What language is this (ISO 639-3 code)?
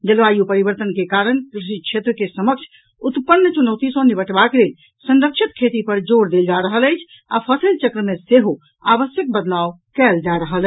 mai